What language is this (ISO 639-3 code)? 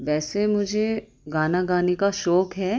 urd